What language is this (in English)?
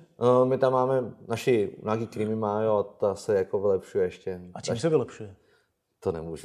Czech